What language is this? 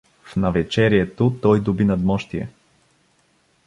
Bulgarian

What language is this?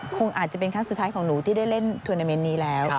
Thai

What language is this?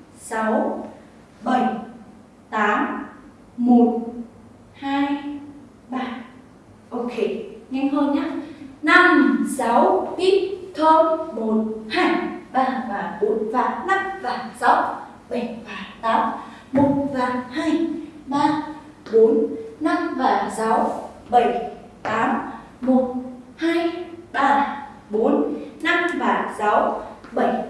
Vietnamese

